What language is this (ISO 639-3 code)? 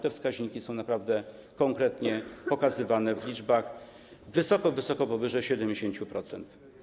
pol